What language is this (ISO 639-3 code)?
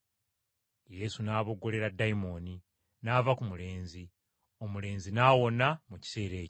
lug